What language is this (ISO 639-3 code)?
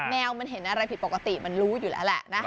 tha